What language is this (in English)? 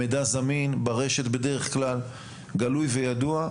Hebrew